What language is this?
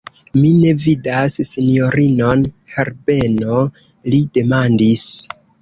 Esperanto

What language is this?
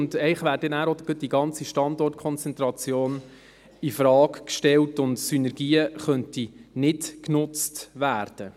Swiss German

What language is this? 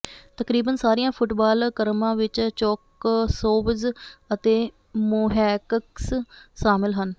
Punjabi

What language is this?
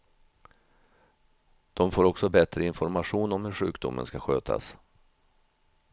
Swedish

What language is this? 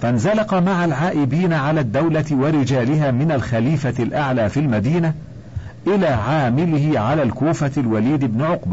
Arabic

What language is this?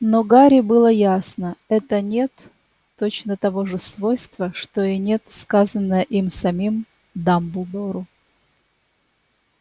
Russian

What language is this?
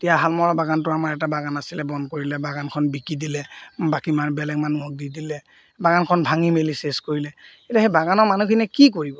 Assamese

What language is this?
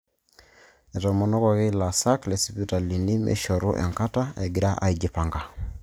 Masai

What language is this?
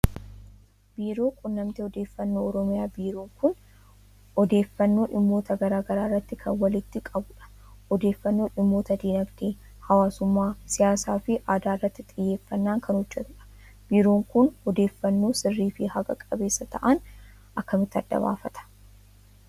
Oromo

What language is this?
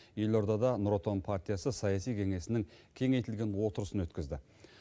Kazakh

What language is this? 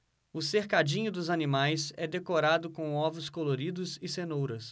Portuguese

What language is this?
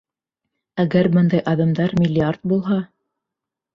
Bashkir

